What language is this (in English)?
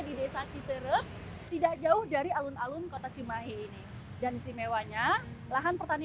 Indonesian